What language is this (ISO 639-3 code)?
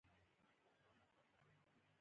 pus